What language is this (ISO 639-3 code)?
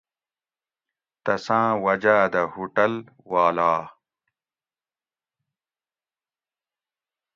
gwc